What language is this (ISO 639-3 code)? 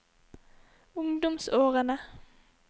nor